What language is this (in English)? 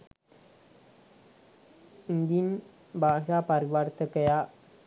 Sinhala